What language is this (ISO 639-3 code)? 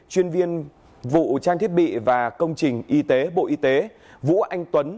vie